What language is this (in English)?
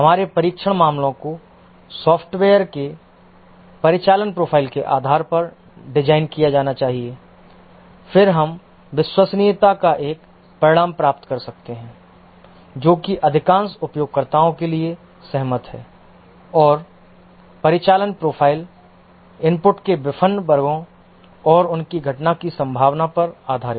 Hindi